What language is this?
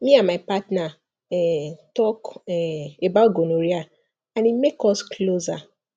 Nigerian Pidgin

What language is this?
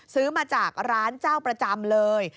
Thai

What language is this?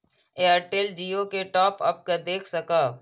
Maithili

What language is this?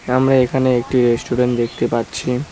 Bangla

